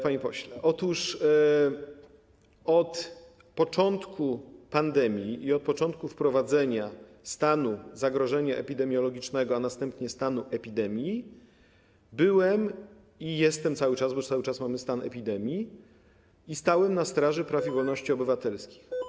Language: Polish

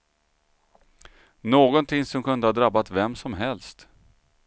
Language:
Swedish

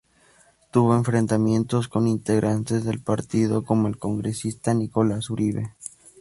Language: Spanish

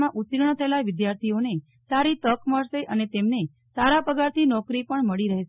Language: Gujarati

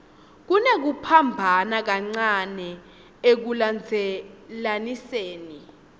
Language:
Swati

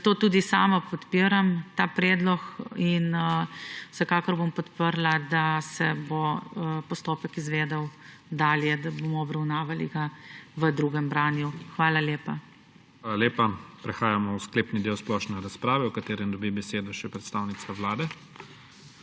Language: Slovenian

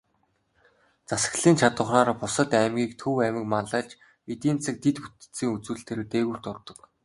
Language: Mongolian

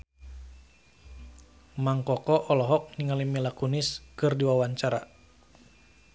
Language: Sundanese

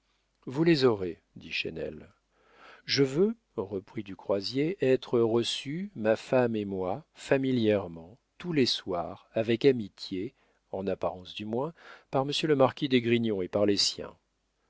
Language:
French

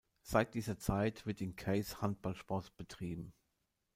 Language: German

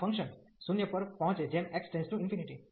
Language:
Gujarati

